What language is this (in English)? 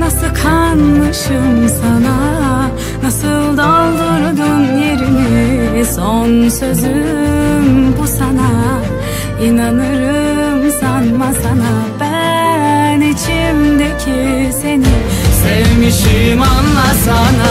Turkish